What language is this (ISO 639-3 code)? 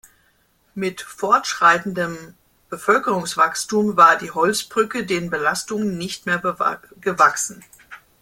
deu